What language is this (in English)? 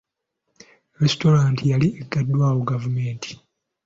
Ganda